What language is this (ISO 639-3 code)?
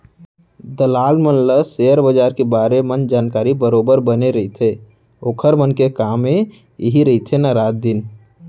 hne